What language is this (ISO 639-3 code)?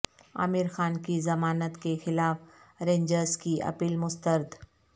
urd